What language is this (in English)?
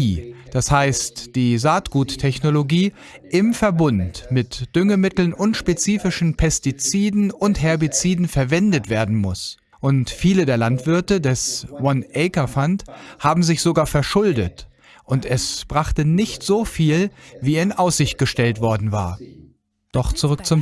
German